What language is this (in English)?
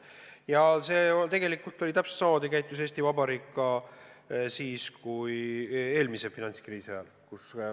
Estonian